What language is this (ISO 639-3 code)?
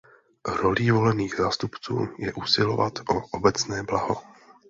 ces